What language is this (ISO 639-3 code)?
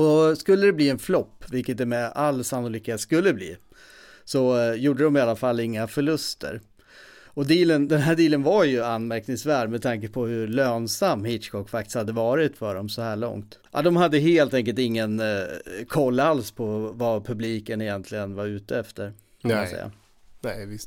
swe